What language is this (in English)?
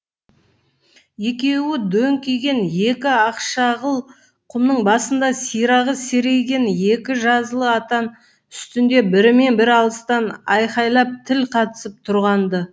Kazakh